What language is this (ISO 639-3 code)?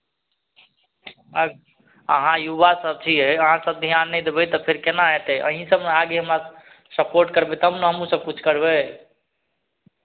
mai